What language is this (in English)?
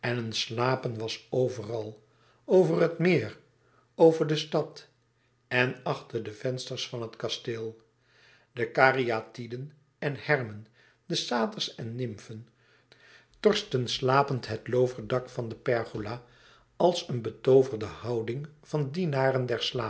Dutch